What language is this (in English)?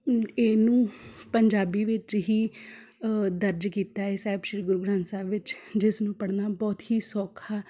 Punjabi